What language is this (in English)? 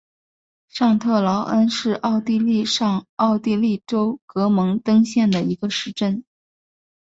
Chinese